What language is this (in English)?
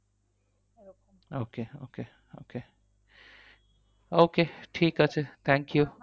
Bangla